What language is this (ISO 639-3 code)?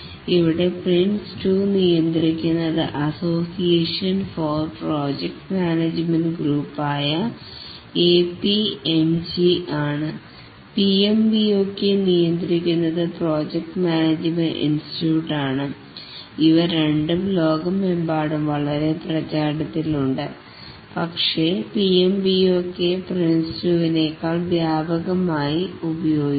mal